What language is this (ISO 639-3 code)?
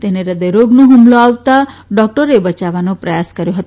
guj